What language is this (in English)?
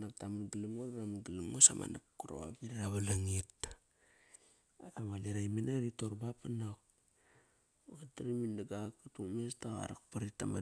Kairak